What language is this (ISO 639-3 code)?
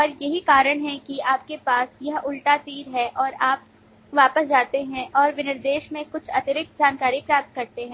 hin